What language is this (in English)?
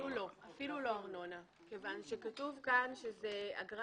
Hebrew